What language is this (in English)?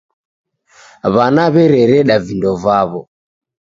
Taita